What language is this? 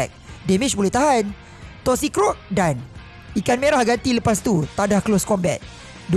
Malay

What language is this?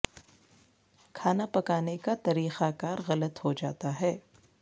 Urdu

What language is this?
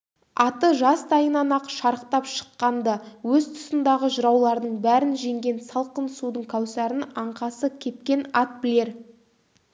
Kazakh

